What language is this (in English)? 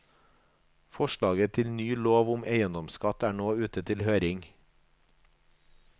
Norwegian